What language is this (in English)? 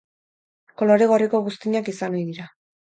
Basque